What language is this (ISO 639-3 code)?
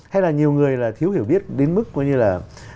vie